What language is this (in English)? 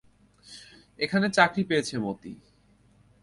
Bangla